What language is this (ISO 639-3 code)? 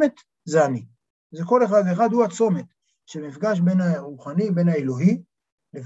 heb